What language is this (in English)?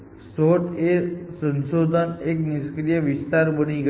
Gujarati